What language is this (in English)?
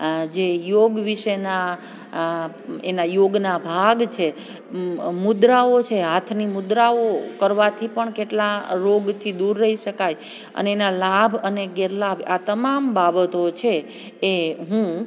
Gujarati